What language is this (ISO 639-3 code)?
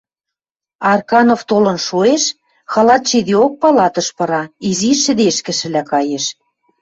mrj